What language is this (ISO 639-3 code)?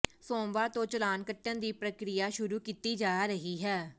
pan